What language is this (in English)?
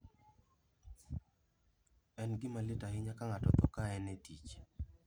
Luo (Kenya and Tanzania)